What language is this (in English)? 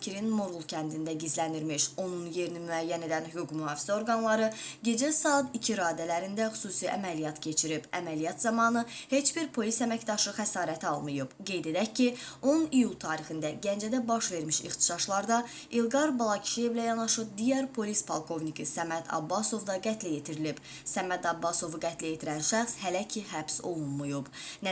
Azerbaijani